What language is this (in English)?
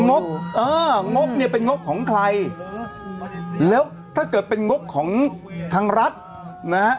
Thai